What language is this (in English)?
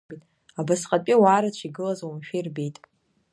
Abkhazian